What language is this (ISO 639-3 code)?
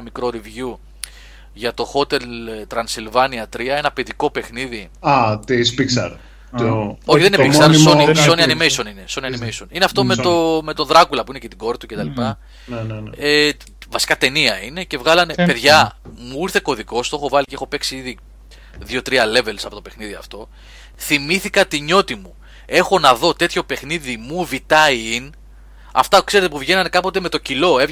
ell